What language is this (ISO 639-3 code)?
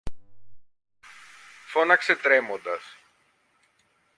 ell